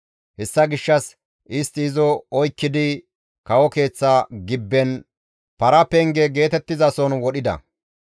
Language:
Gamo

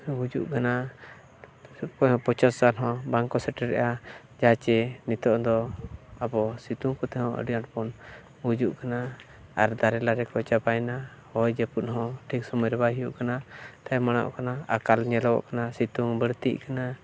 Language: Santali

